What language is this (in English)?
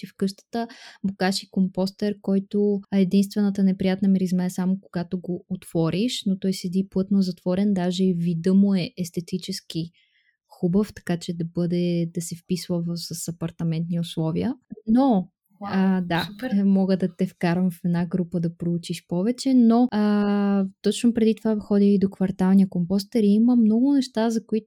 Bulgarian